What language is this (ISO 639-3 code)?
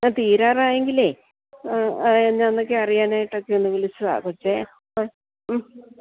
mal